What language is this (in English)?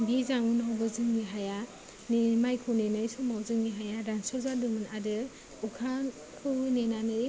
Bodo